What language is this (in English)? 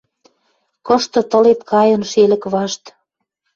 Western Mari